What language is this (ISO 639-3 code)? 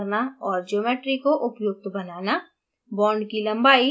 hin